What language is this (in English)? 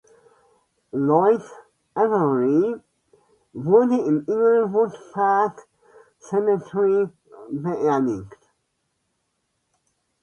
German